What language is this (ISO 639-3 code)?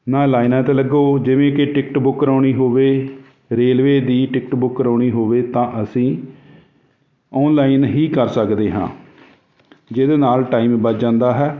pan